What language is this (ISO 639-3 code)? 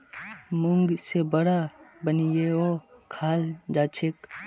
mag